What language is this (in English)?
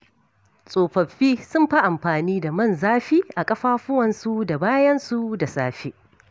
Hausa